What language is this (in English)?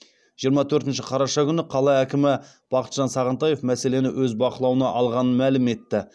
Kazakh